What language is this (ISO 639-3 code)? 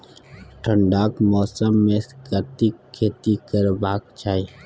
mai